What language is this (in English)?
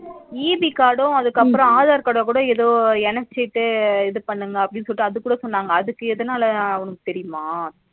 Tamil